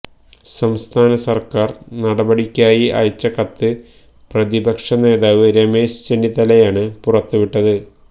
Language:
Malayalam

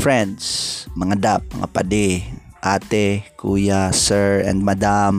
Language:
Filipino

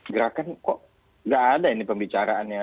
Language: Indonesian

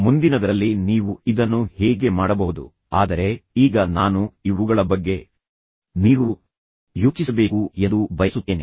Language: Kannada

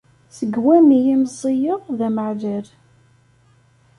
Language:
Kabyle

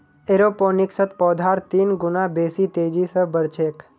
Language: Magahi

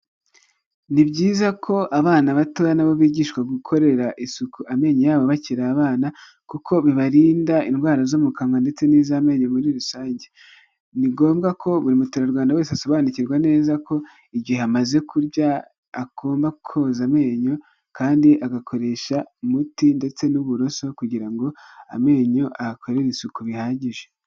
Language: Kinyarwanda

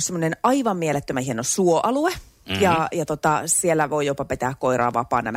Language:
Finnish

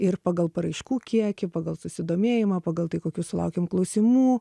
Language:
Lithuanian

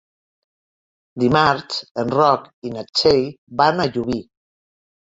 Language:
Catalan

